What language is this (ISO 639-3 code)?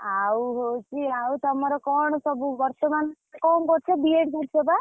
ori